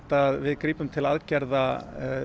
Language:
Icelandic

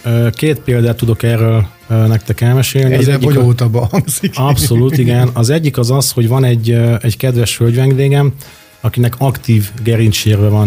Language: Hungarian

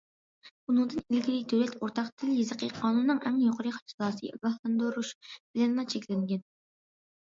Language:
Uyghur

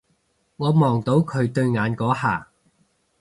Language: Cantonese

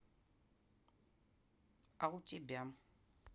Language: Russian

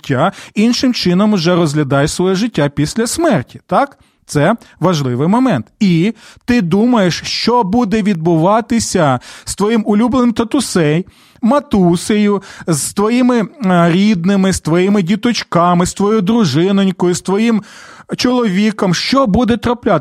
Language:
Ukrainian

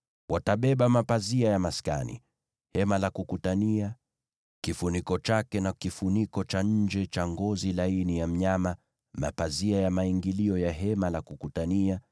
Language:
Swahili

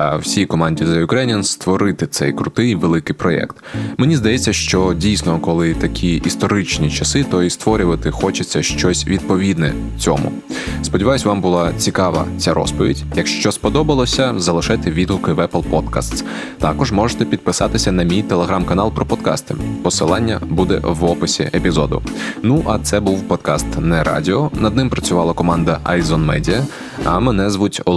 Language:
Ukrainian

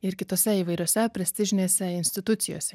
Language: Lithuanian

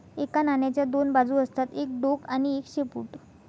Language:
Marathi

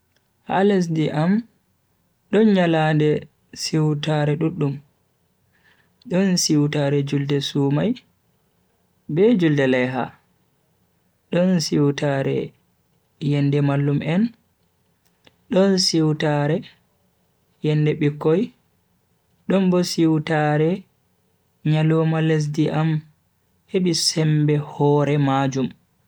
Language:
Bagirmi Fulfulde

